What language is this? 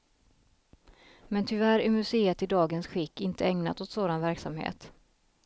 Swedish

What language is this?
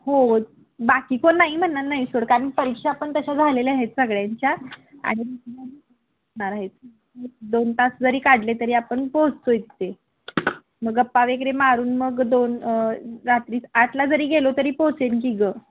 Marathi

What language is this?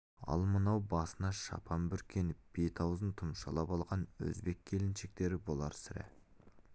Kazakh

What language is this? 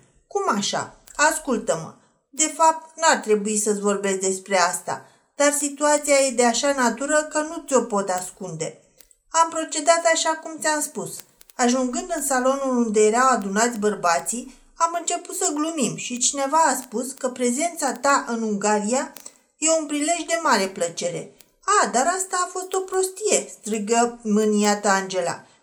Romanian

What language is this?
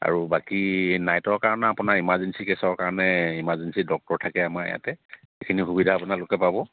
Assamese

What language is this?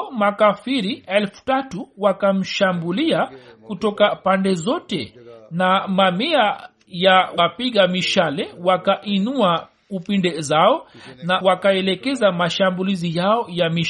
Swahili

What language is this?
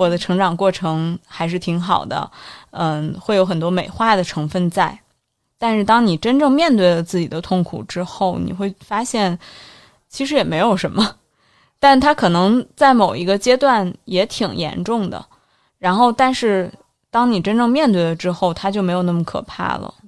Chinese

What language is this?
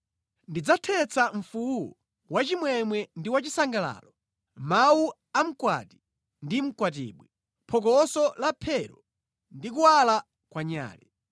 Nyanja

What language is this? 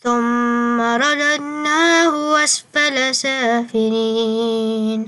Arabic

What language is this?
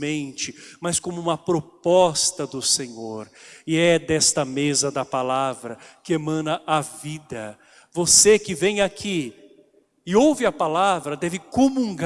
Portuguese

